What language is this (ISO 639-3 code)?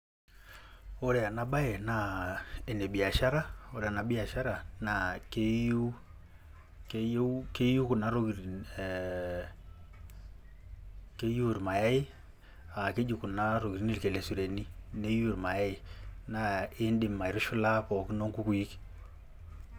mas